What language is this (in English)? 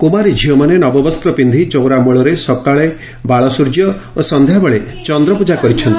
Odia